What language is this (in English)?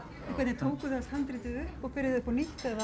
Icelandic